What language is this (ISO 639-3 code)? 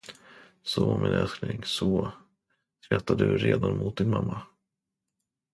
swe